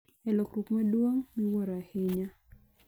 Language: Luo (Kenya and Tanzania)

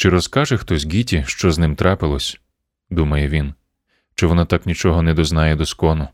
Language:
Ukrainian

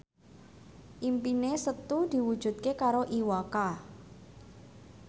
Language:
Javanese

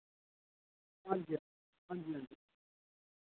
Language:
Dogri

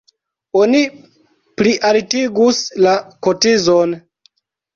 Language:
Esperanto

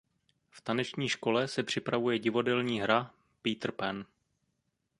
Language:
Czech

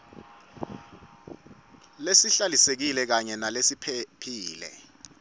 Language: Swati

